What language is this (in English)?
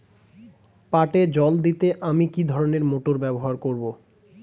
Bangla